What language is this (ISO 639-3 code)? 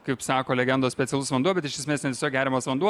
lit